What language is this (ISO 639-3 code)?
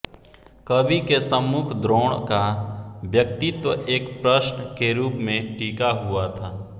hin